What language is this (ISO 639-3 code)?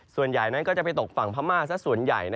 tha